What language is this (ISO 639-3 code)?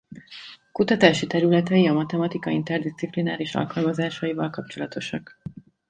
hun